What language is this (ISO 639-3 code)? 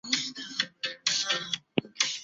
zho